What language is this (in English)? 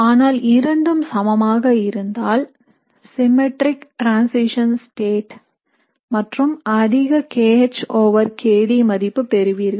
Tamil